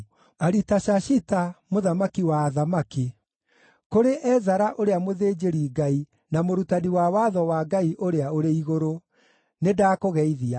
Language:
Kikuyu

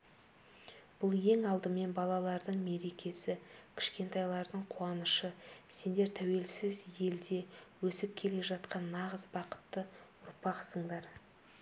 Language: Kazakh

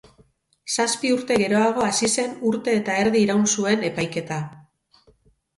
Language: Basque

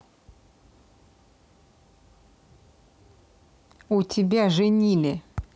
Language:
Russian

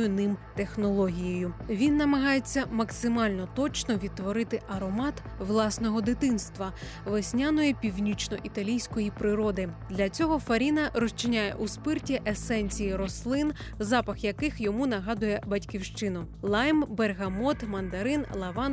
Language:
Ukrainian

